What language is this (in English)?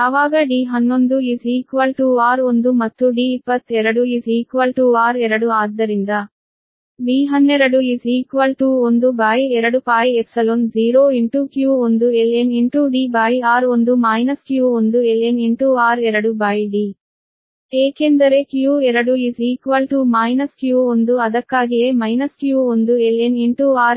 Kannada